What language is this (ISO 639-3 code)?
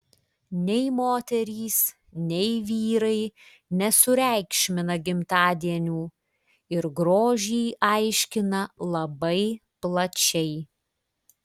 lit